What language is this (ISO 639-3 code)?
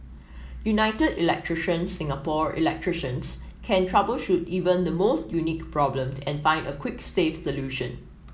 eng